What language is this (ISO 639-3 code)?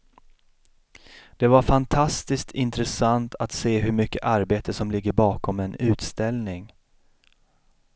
swe